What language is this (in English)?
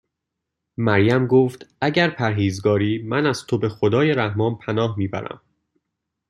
Persian